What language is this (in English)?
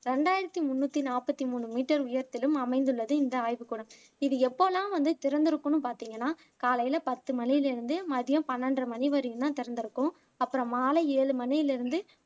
Tamil